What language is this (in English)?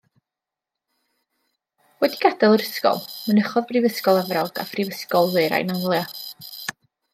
Welsh